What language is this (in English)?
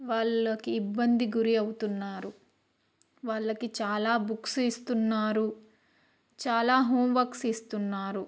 Telugu